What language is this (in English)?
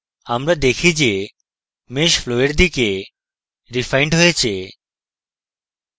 Bangla